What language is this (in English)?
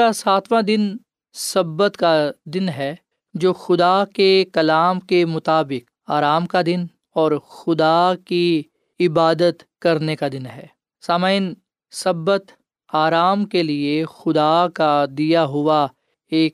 Urdu